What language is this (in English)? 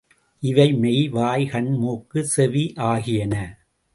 Tamil